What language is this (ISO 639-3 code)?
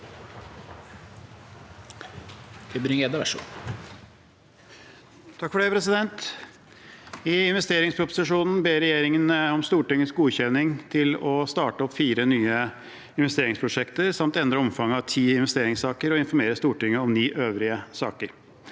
nor